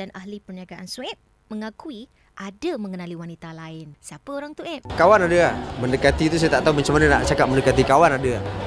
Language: Malay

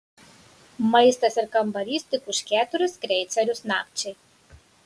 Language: Lithuanian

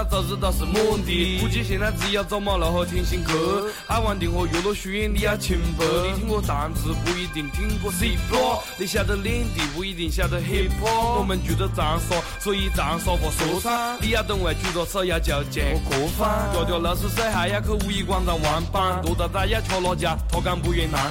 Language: Chinese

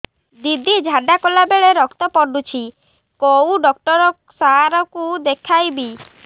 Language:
Odia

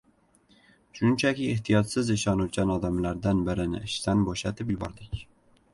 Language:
Uzbek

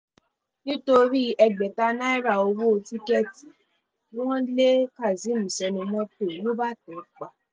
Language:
Yoruba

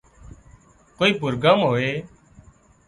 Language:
Wadiyara Koli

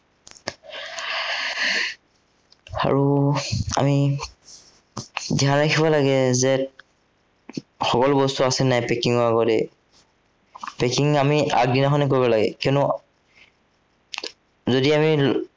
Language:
Assamese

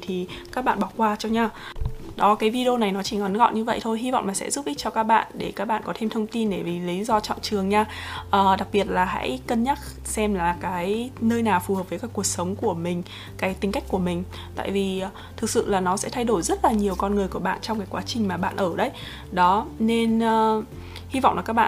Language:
Vietnamese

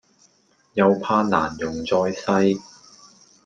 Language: Cantonese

